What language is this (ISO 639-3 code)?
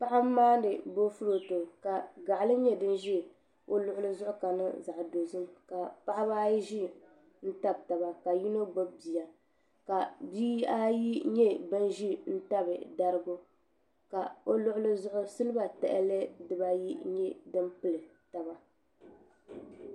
dag